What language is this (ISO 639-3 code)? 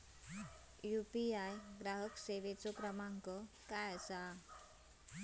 mar